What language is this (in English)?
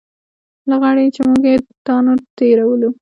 Pashto